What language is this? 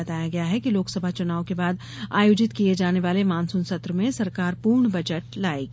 Hindi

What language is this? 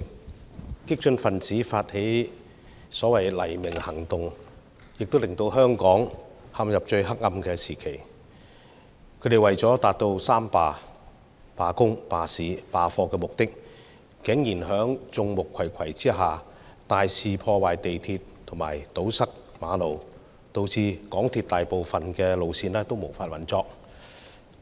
Cantonese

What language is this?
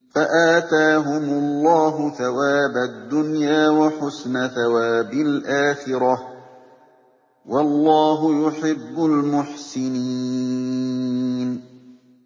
Arabic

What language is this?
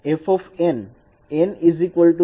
Gujarati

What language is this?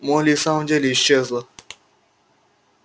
Russian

